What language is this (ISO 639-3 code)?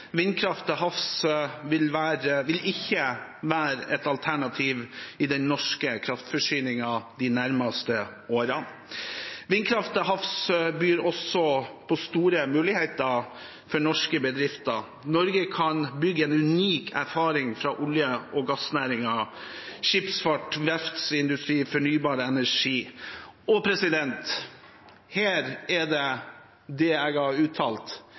nob